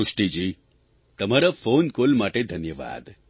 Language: Gujarati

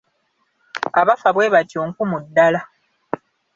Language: Ganda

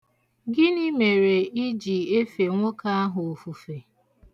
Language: Igbo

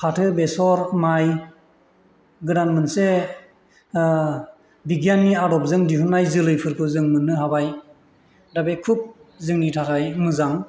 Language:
Bodo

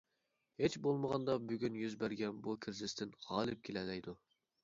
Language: Uyghur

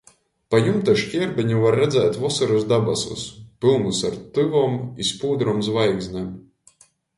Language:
Latgalian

